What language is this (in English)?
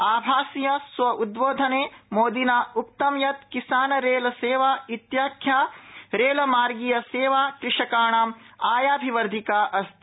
Sanskrit